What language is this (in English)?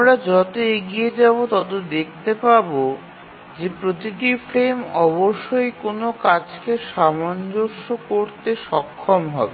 Bangla